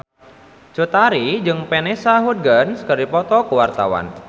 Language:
Sundanese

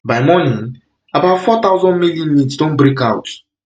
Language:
Nigerian Pidgin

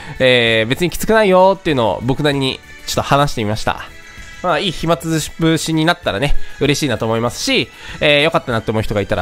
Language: Japanese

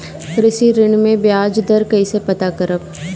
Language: Bhojpuri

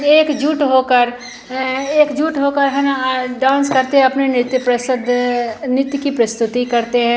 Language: Hindi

